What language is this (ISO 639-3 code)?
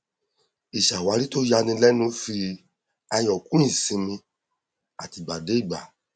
yor